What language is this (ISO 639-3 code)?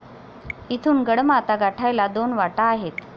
mar